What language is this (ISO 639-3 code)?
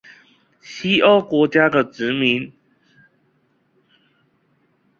zho